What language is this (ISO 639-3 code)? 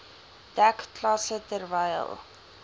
afr